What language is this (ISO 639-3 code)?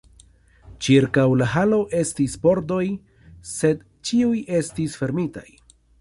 epo